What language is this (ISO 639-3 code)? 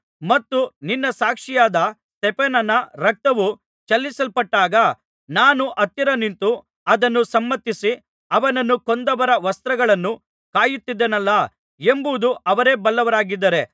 kan